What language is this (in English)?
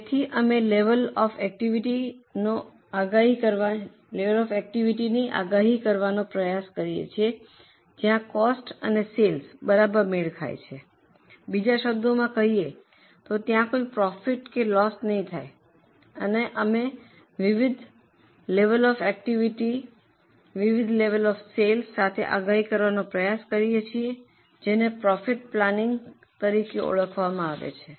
Gujarati